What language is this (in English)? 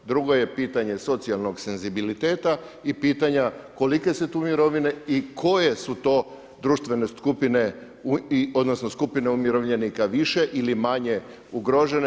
Croatian